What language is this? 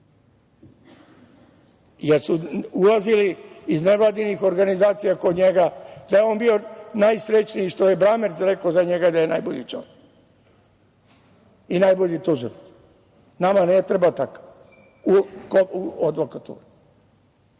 Serbian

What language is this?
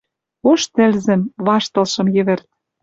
Western Mari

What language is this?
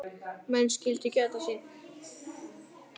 Icelandic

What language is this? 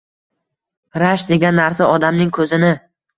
Uzbek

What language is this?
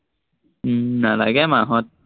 Assamese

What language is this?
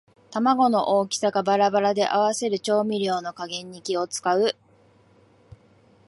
Japanese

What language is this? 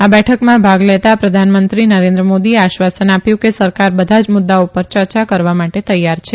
Gujarati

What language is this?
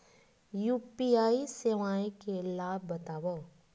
Chhattisgarhi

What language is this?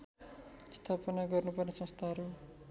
Nepali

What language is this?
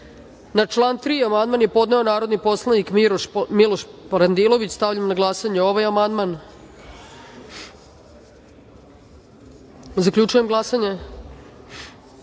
Serbian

